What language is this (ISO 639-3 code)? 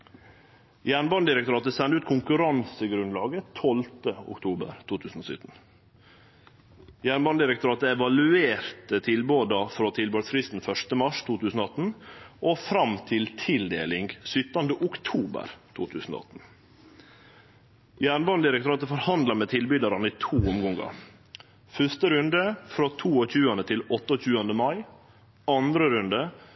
nno